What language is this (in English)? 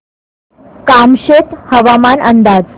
Marathi